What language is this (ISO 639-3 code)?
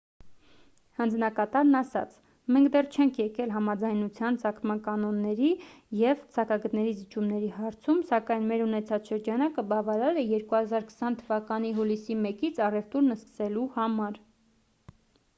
hye